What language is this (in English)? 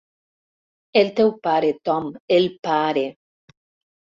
Catalan